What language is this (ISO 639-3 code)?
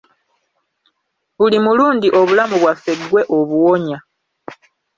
lug